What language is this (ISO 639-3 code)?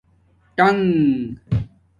dmk